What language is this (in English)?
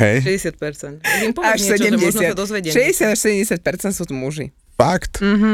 Slovak